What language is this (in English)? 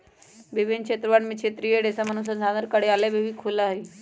Magahi